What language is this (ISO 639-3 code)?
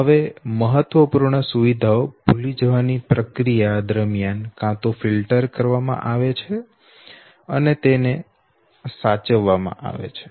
guj